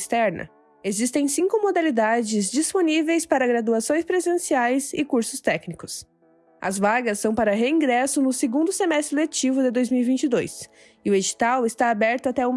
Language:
Portuguese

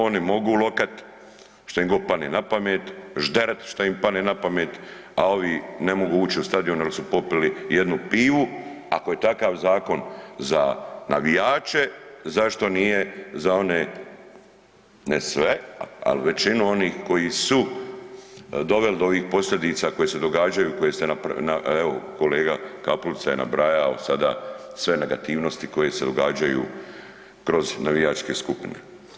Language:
Croatian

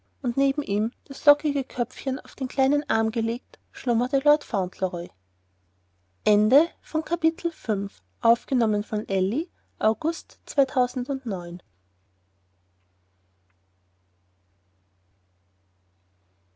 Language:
German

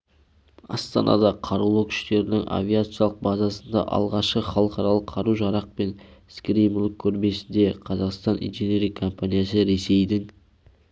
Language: Kazakh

